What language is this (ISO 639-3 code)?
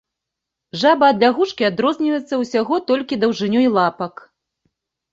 bel